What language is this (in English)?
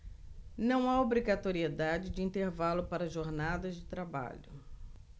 Portuguese